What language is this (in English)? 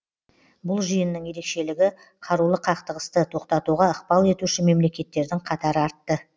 Kazakh